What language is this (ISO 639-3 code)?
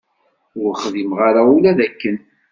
kab